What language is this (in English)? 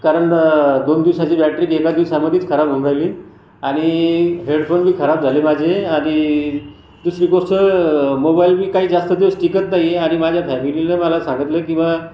Marathi